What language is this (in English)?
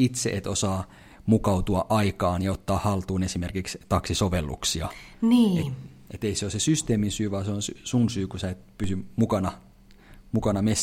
Finnish